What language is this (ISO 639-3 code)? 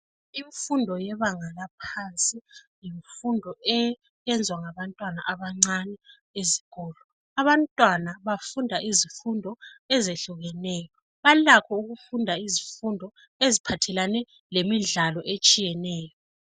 nde